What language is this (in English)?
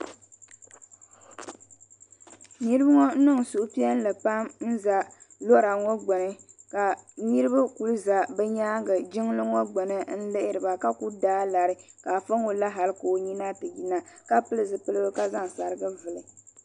Dagbani